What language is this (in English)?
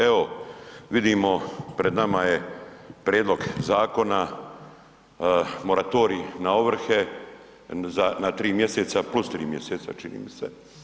Croatian